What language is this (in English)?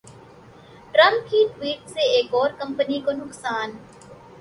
Urdu